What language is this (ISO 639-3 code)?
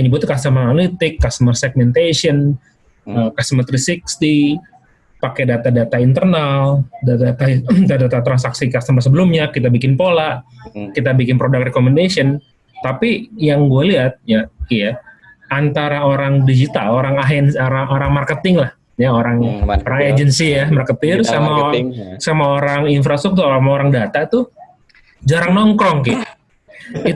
ind